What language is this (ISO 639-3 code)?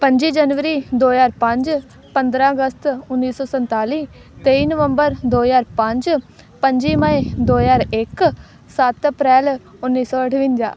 pan